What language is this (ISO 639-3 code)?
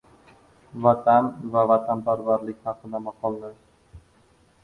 uzb